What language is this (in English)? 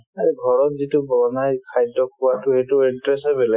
Assamese